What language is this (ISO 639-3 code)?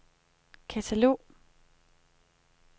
dan